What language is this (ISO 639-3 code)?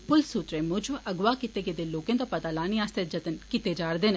doi